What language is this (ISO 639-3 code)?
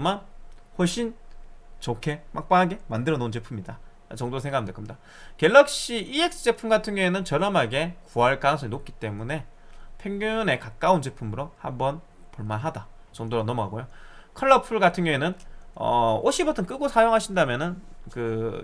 kor